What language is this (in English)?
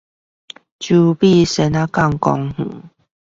Chinese